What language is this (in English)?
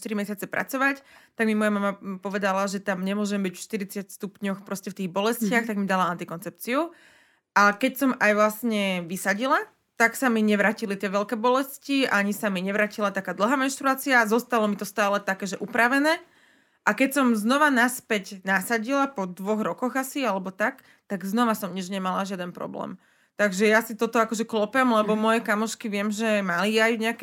Slovak